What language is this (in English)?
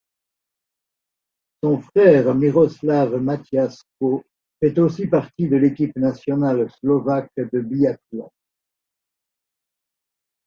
French